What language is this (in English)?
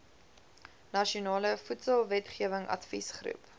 Afrikaans